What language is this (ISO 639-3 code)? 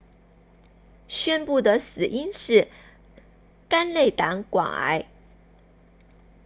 zho